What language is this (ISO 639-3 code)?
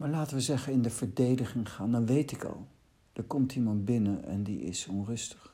nld